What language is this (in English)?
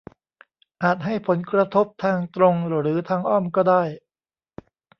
Thai